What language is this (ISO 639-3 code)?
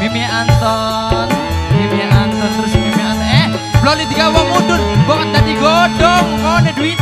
ind